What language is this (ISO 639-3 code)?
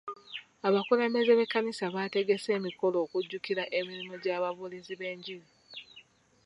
lug